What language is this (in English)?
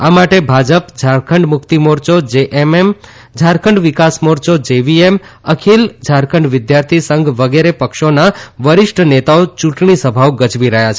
Gujarati